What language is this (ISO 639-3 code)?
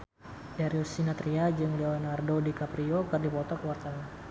sun